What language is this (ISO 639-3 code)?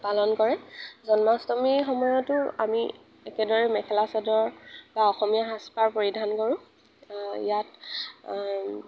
asm